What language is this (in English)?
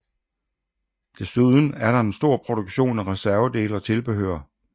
Danish